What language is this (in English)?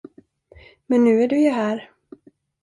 Swedish